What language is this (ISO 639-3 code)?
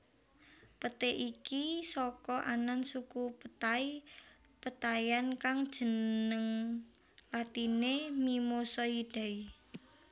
jav